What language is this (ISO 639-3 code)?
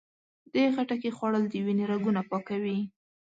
pus